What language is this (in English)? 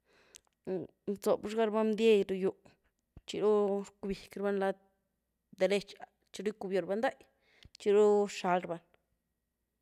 Güilá Zapotec